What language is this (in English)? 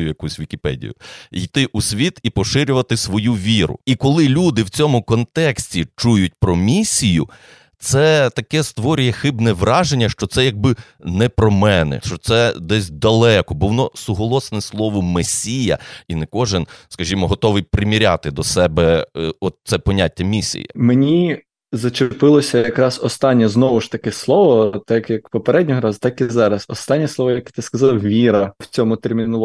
Ukrainian